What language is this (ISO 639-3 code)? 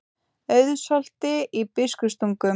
isl